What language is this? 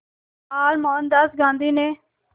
Hindi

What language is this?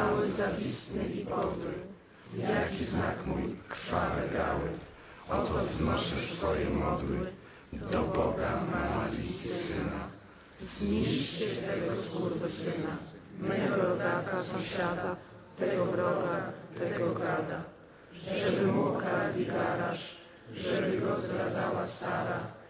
Polish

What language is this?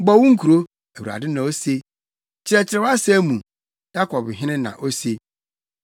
Akan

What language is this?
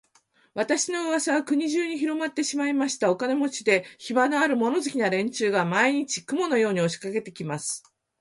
Japanese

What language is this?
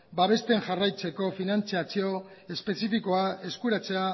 Basque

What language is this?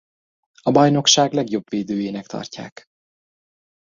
Hungarian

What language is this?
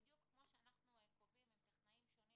Hebrew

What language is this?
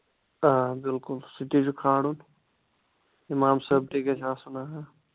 Kashmiri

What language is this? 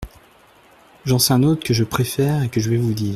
French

